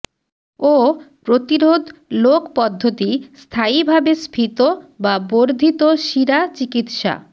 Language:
Bangla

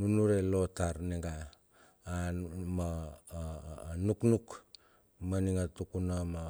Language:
Bilur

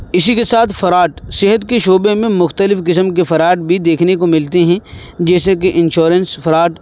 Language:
Urdu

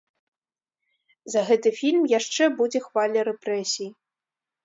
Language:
Belarusian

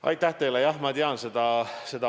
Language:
Estonian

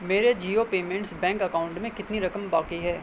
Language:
Urdu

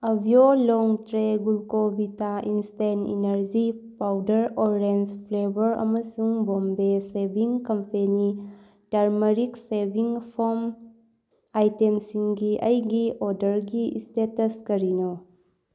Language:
Manipuri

